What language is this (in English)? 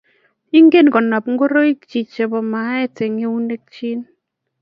Kalenjin